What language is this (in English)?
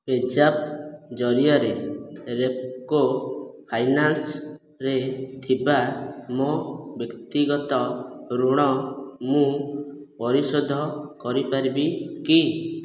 Odia